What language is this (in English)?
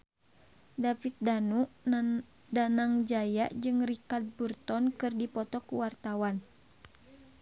Sundanese